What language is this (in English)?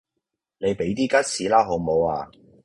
Cantonese